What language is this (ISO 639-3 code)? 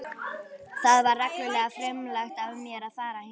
isl